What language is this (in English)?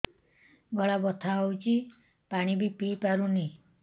Odia